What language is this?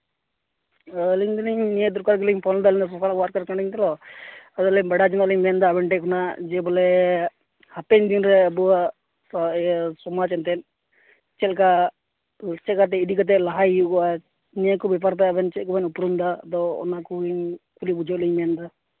Santali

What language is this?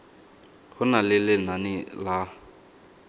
Tswana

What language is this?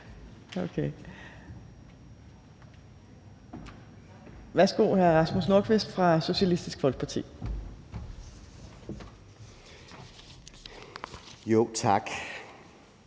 Danish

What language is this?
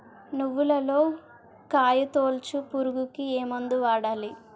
Telugu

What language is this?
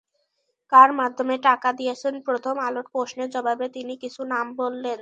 Bangla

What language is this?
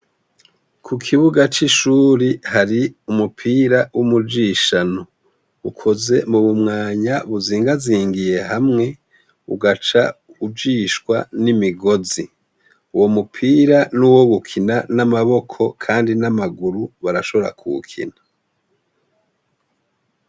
Rundi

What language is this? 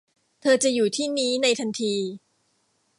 Thai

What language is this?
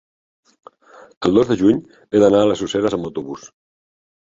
Catalan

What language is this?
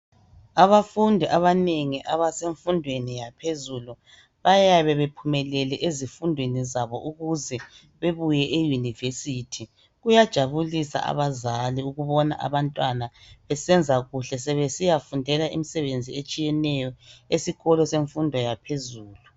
North Ndebele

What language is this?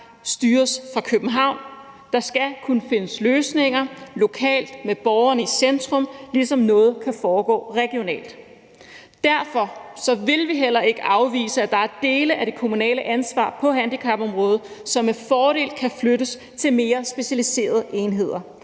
Danish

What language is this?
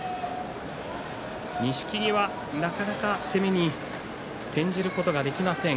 Japanese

